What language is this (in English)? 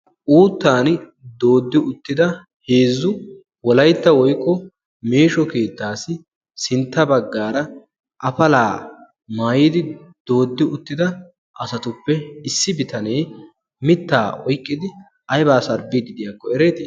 Wolaytta